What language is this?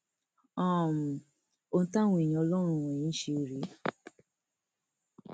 Yoruba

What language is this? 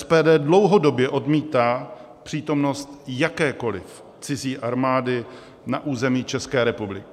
Czech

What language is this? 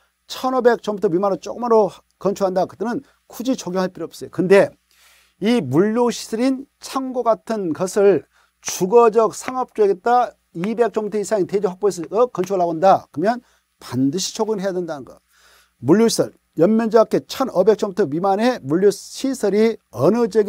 Korean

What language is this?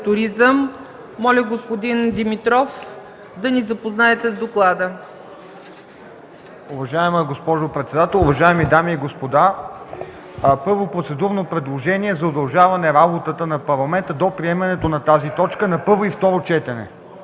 Bulgarian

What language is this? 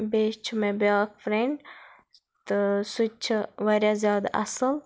Kashmiri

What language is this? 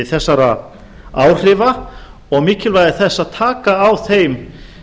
Icelandic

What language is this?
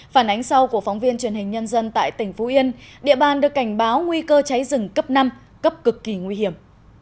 Vietnamese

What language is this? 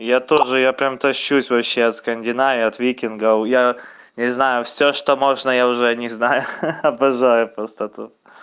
Russian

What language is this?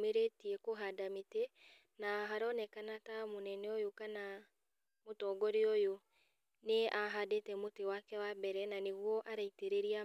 Kikuyu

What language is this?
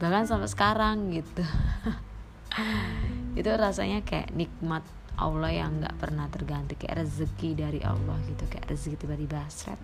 Indonesian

